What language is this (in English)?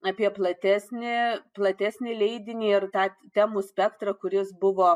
Lithuanian